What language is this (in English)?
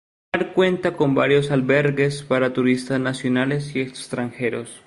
Spanish